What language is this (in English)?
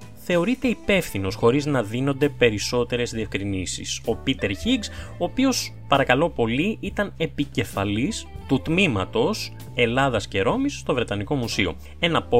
Greek